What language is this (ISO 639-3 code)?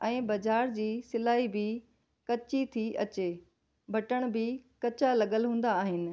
snd